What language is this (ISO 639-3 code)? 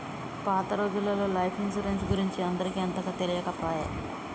tel